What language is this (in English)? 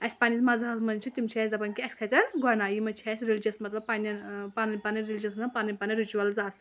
Kashmiri